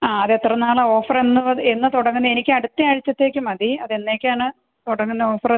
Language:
Malayalam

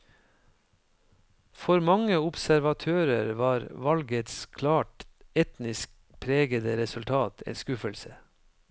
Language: Norwegian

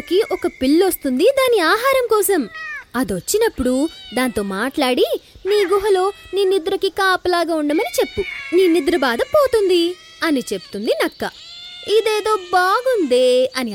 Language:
Telugu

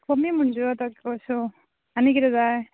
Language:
Konkani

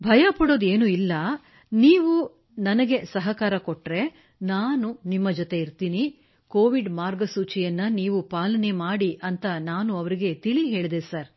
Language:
Kannada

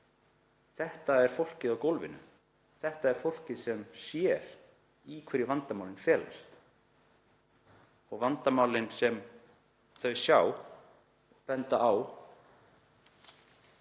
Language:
Icelandic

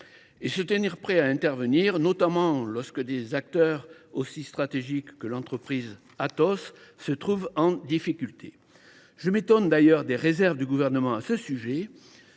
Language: French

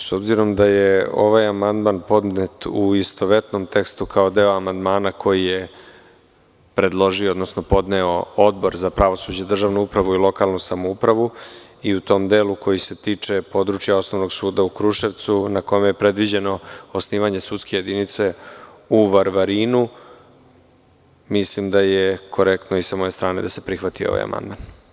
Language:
Serbian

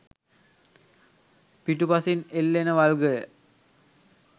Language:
Sinhala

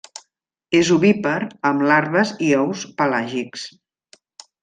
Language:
Catalan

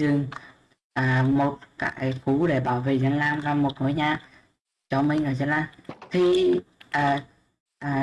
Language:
Vietnamese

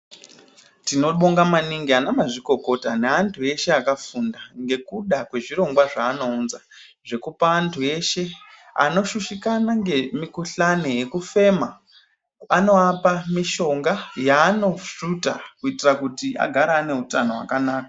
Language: Ndau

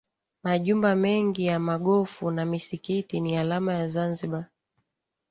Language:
Swahili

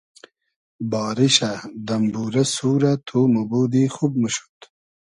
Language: Hazaragi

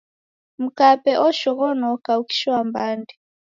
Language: Taita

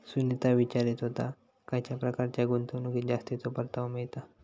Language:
Marathi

